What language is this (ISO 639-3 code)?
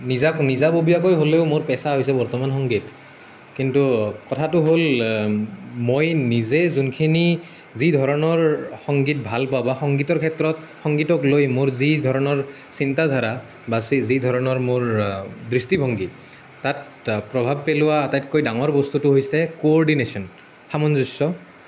asm